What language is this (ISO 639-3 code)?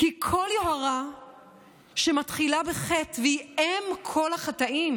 heb